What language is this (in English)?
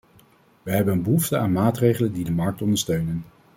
Dutch